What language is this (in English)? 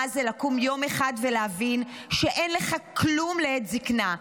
Hebrew